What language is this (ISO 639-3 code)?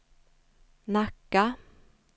swe